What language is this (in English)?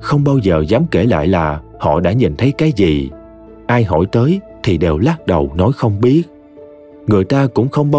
Vietnamese